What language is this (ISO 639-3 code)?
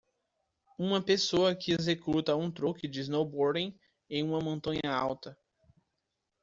por